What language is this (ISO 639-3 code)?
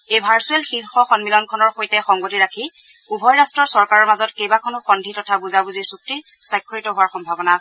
asm